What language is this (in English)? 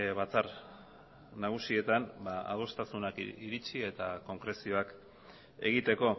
Basque